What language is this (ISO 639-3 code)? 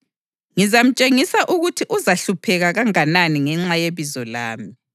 nde